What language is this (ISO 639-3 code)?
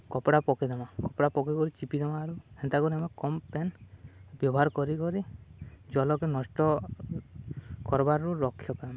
ori